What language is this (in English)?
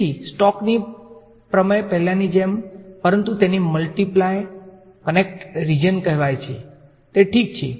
Gujarati